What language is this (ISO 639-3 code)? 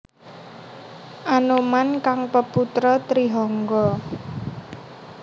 jav